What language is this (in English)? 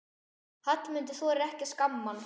Icelandic